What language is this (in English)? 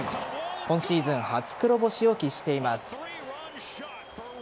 Japanese